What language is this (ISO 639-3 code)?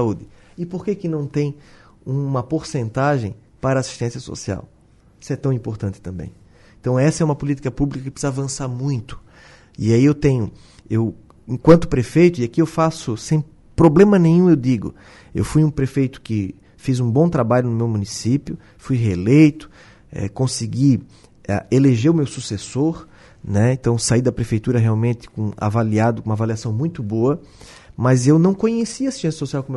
por